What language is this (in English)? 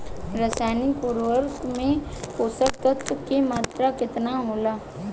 Bhojpuri